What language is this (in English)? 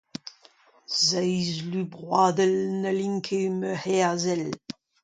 Breton